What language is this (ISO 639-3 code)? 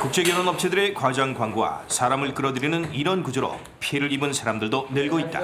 kor